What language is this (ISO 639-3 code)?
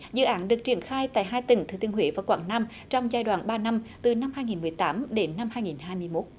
vie